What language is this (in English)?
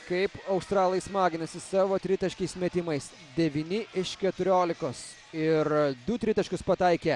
Lithuanian